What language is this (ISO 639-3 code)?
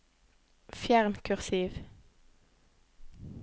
nor